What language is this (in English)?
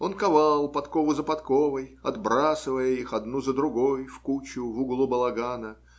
Russian